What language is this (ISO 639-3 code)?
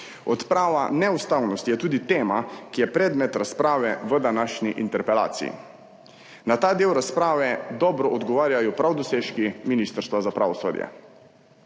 slv